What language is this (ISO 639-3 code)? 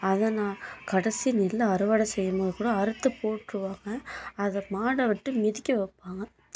tam